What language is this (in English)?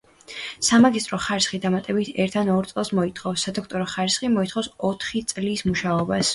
Georgian